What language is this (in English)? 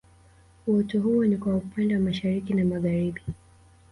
Swahili